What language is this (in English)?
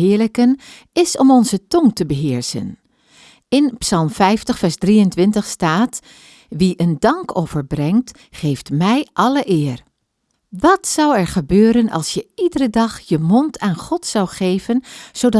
Dutch